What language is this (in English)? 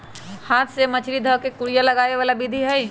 Magahi